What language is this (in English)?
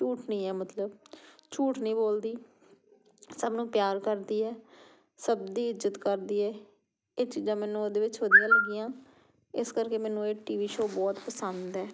Punjabi